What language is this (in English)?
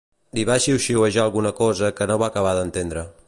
Catalan